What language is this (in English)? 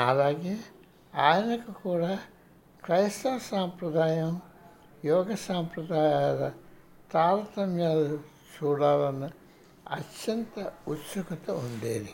Telugu